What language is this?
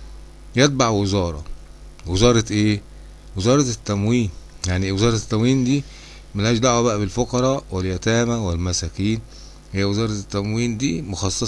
Arabic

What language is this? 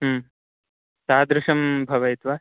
Sanskrit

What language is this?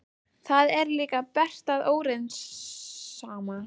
Icelandic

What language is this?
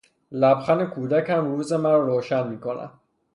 Persian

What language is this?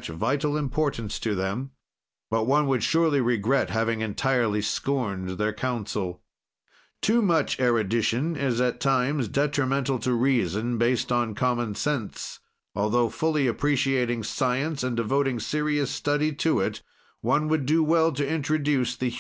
English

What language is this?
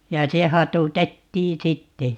Finnish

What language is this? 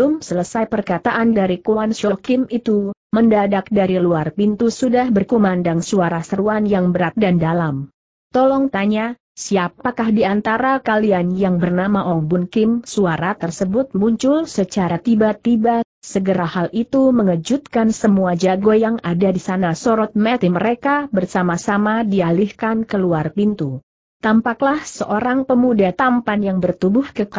Indonesian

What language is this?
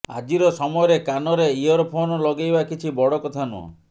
Odia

